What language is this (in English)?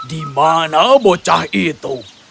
Indonesian